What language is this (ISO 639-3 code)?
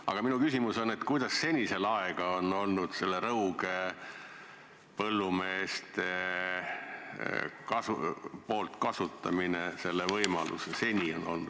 est